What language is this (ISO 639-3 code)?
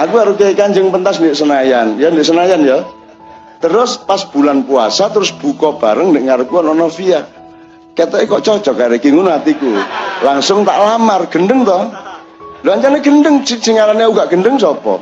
ind